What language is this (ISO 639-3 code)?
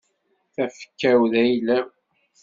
kab